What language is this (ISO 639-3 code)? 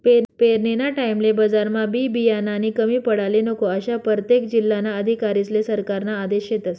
mar